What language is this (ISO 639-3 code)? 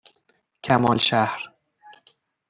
fas